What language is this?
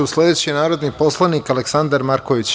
Serbian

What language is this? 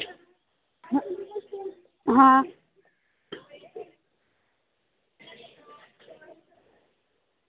Dogri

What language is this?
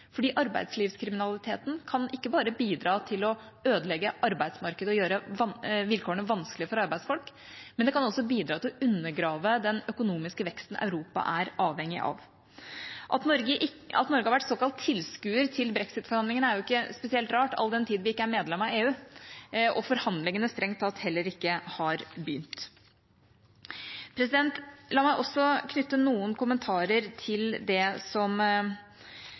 Norwegian Bokmål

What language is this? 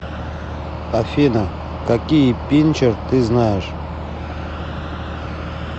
Russian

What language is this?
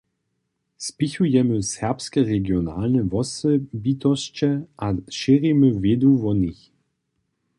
Upper Sorbian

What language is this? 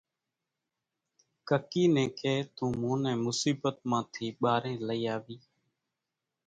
Kachi Koli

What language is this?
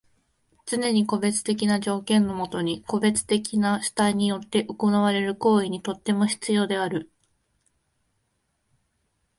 Japanese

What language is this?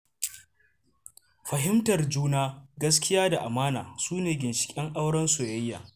Hausa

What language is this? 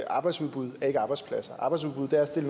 Danish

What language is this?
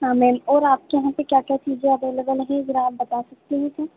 Hindi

